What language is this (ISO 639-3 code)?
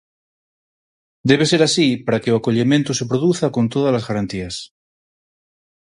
glg